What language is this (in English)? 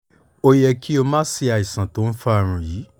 Yoruba